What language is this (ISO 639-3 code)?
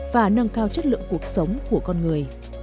vie